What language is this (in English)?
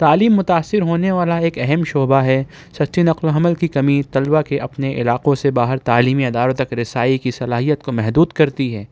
Urdu